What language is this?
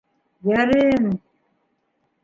Bashkir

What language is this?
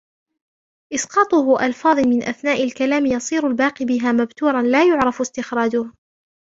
Arabic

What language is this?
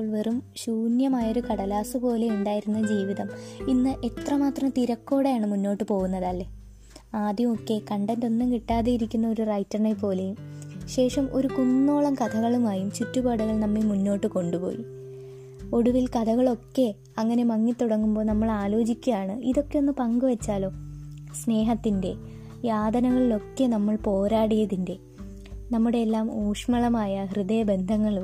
Malayalam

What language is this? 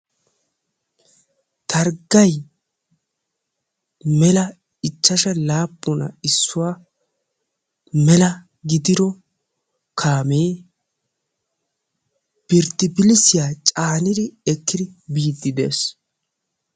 Wolaytta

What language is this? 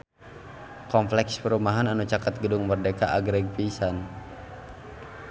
Sundanese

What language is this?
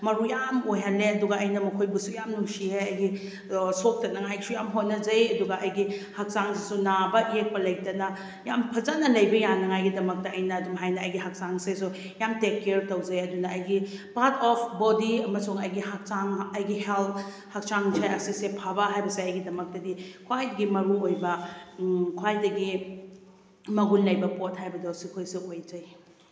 Manipuri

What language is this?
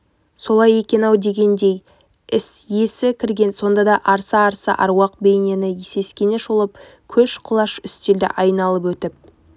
Kazakh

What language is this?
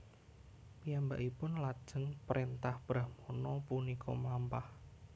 Javanese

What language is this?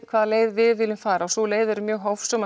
Icelandic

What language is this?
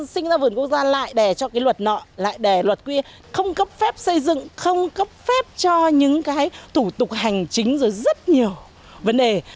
Vietnamese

